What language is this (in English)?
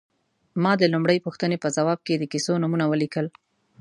Pashto